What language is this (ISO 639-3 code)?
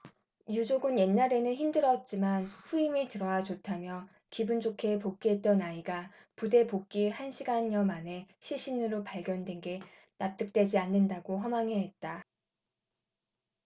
kor